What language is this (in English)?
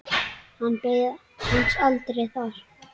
Icelandic